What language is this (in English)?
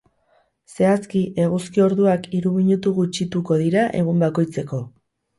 Basque